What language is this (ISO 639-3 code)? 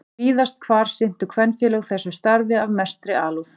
isl